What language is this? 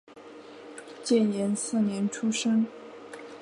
Chinese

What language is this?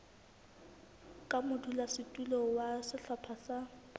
Southern Sotho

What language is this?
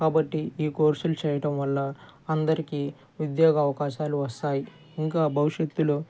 Telugu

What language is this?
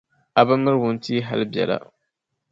Dagbani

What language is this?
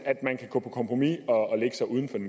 Danish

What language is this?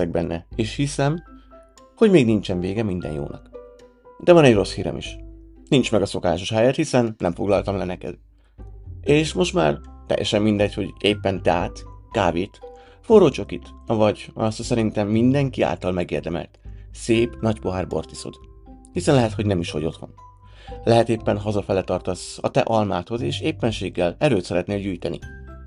Hungarian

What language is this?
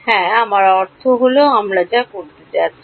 Bangla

